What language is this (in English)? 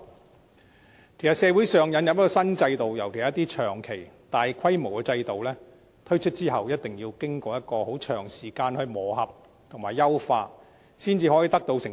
Cantonese